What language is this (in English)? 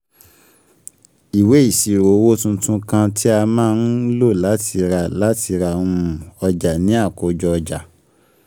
Yoruba